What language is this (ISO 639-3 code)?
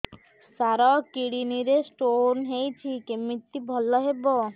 ori